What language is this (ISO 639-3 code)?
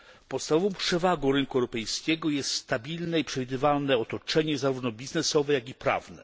pol